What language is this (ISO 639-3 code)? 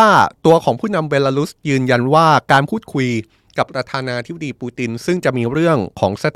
tha